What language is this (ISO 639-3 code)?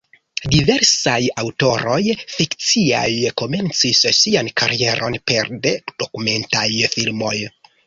epo